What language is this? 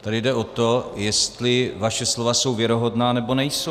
Czech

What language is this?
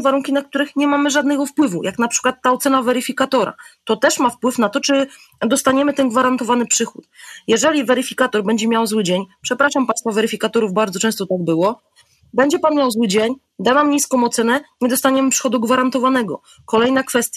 Polish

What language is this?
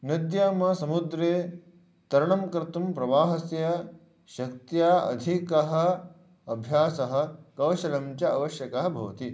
Sanskrit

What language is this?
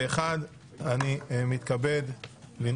Hebrew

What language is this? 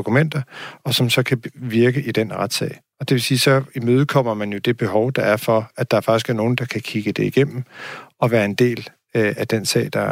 Danish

